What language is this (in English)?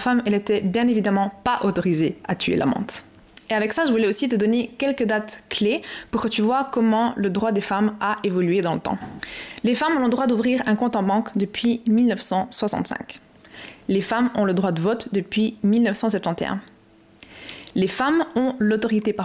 French